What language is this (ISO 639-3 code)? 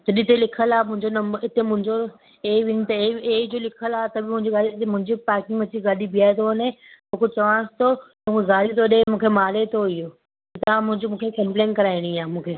snd